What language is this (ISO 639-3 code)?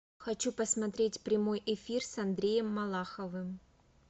rus